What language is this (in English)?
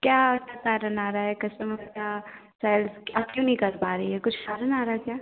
Hindi